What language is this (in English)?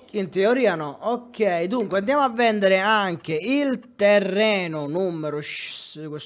Italian